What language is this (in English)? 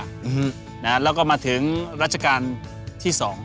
Thai